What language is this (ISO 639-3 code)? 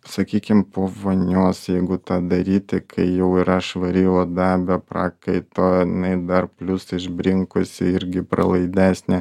lit